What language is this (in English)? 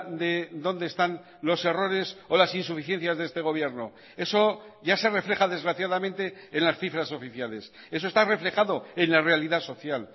Spanish